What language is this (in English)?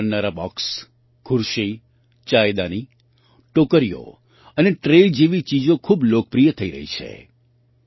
Gujarati